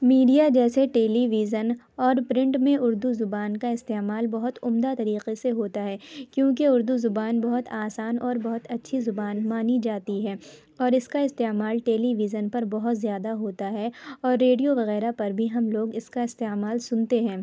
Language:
Urdu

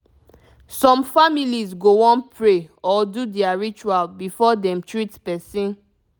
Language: Nigerian Pidgin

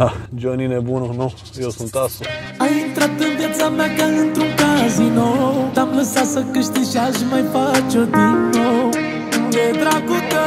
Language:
Romanian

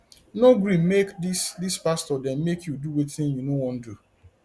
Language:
Nigerian Pidgin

